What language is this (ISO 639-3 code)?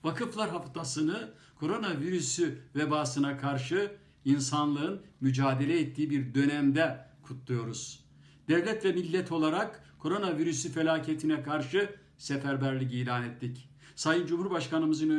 tur